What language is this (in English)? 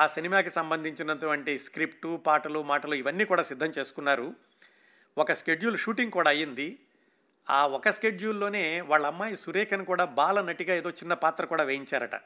Telugu